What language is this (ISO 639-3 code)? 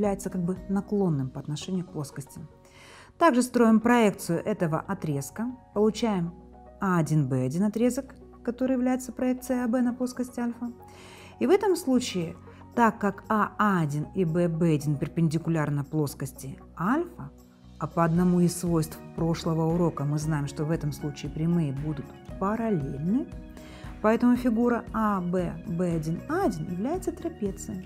rus